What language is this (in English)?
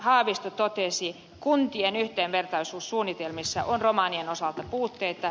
Finnish